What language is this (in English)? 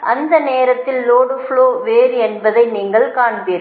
Tamil